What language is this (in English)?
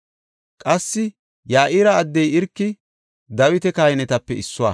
Gofa